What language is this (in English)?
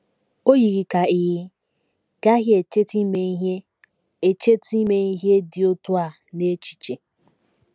Igbo